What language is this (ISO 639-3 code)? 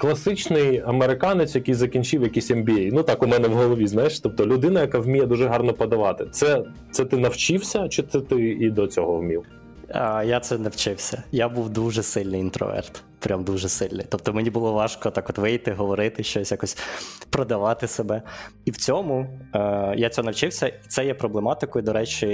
ukr